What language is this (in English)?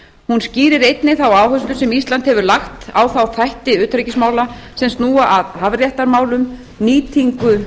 Icelandic